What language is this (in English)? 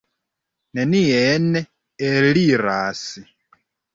Esperanto